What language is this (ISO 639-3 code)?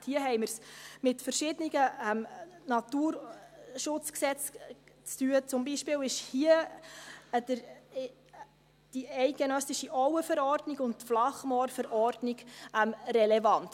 gsw